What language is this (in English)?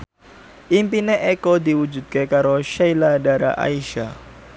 Javanese